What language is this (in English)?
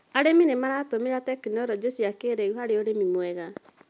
Kikuyu